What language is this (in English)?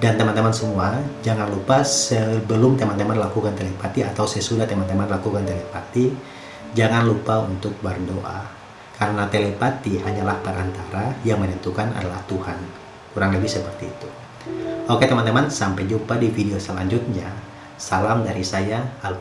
Indonesian